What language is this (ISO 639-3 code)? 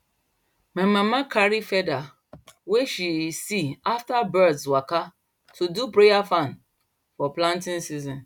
pcm